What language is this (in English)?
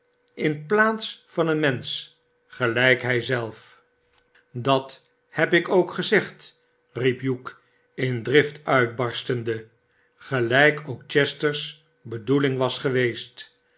Dutch